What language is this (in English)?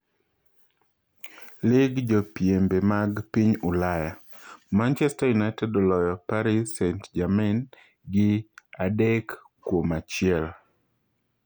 Luo (Kenya and Tanzania)